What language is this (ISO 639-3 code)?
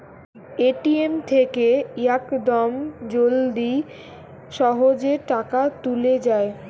ben